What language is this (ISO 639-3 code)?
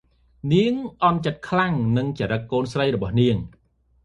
khm